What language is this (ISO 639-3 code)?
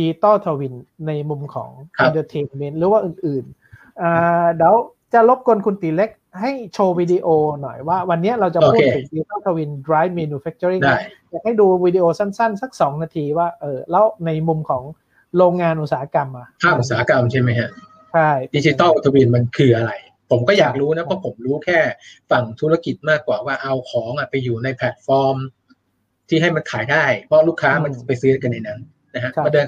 tha